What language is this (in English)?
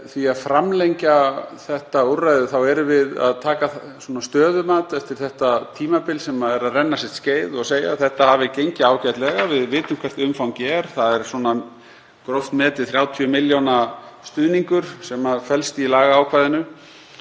Icelandic